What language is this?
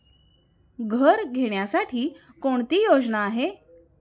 Marathi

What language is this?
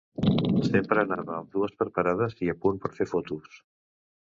Catalan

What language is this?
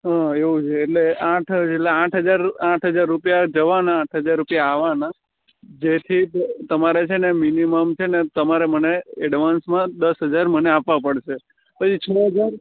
Gujarati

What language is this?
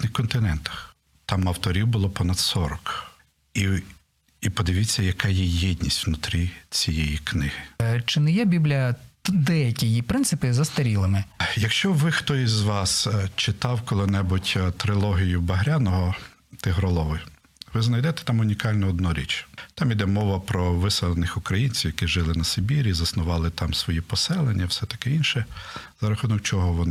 Ukrainian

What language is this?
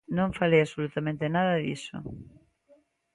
Galician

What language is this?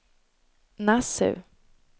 Swedish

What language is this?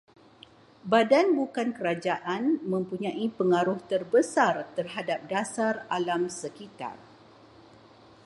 Malay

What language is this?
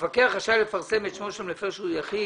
Hebrew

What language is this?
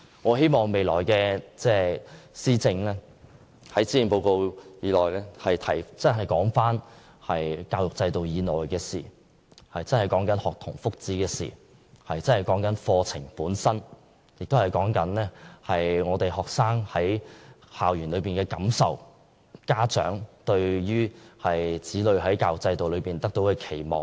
Cantonese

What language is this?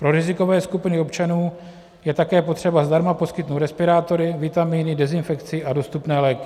Czech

